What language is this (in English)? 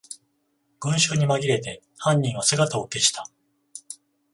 Japanese